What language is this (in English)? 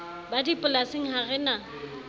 Southern Sotho